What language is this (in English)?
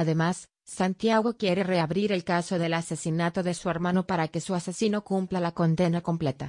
Spanish